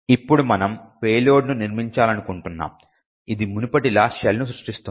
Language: Telugu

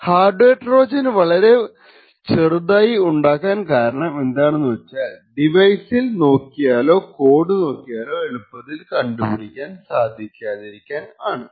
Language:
Malayalam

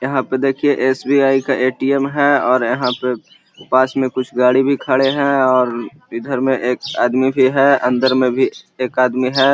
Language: Magahi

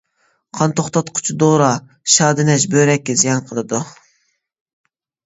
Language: Uyghur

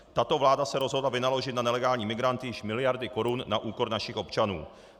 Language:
Czech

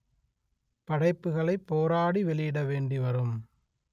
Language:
Tamil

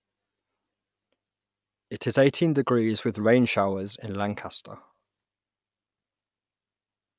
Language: English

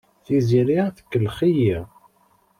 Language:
Kabyle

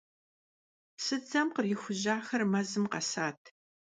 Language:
Kabardian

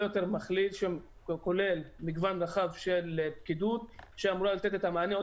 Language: Hebrew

